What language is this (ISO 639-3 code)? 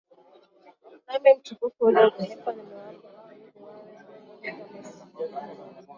swa